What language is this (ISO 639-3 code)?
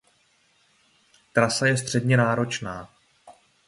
ces